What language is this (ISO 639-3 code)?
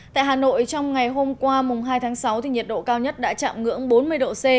vie